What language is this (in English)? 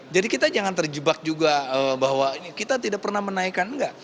Indonesian